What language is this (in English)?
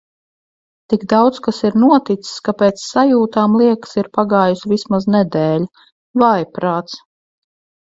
Latvian